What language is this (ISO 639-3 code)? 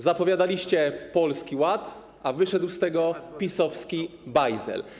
pol